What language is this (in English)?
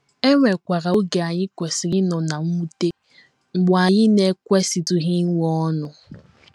Igbo